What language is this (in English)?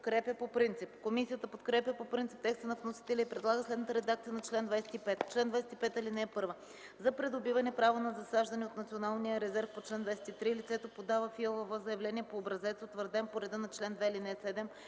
Bulgarian